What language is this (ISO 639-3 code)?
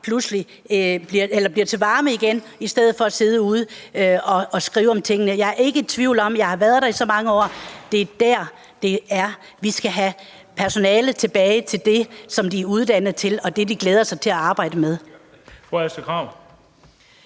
dan